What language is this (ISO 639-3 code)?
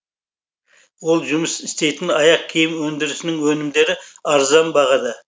kaz